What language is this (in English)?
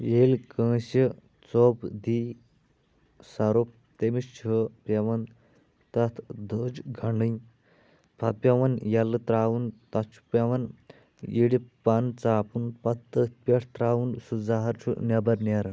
Kashmiri